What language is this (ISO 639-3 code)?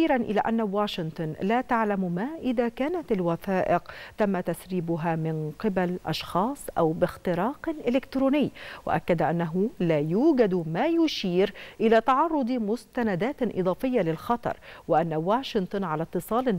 ara